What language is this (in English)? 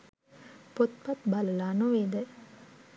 Sinhala